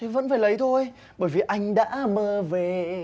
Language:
Vietnamese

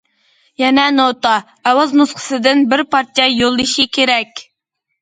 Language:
Uyghur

